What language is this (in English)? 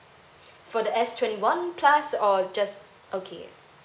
English